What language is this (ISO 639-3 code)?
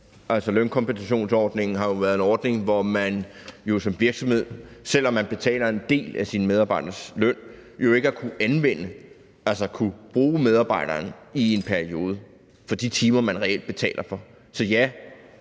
dan